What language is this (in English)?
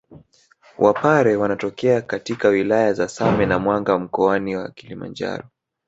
Swahili